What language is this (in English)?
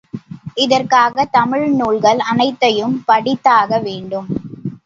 Tamil